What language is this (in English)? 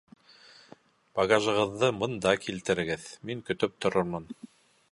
Bashkir